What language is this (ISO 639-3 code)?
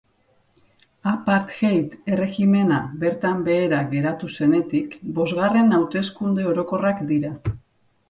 eus